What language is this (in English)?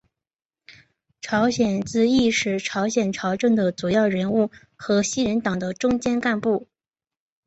Chinese